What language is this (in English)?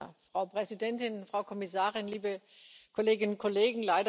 German